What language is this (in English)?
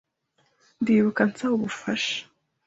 Kinyarwanda